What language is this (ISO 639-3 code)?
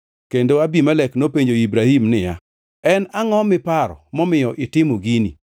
luo